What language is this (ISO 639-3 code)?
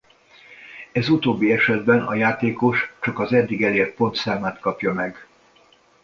hun